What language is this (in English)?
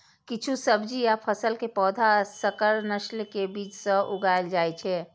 Maithili